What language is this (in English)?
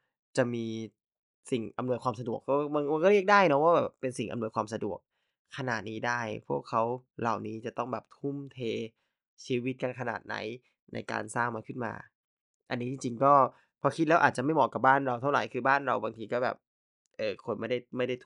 Thai